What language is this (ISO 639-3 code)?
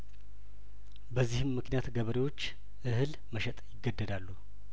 amh